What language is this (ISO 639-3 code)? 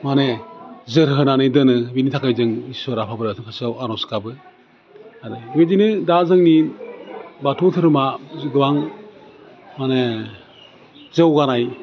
brx